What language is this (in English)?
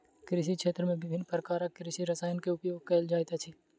Maithili